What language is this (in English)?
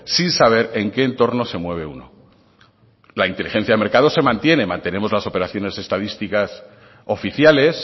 Spanish